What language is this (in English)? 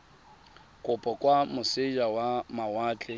Tswana